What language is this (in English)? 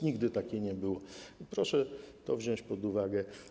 Polish